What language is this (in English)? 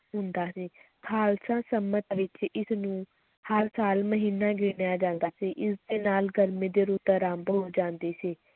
Punjabi